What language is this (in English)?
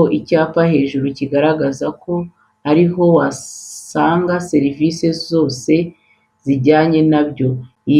Kinyarwanda